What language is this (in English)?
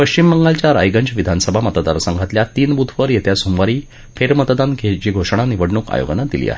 Marathi